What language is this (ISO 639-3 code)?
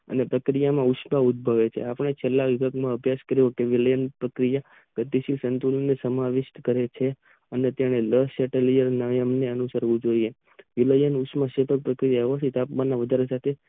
guj